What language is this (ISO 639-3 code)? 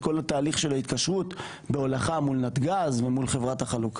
heb